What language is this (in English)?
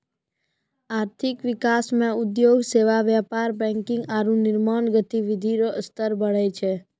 Maithili